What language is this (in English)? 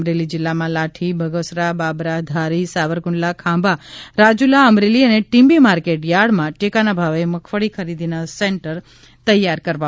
Gujarati